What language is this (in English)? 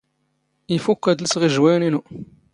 Standard Moroccan Tamazight